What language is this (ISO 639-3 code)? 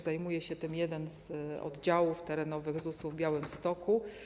pol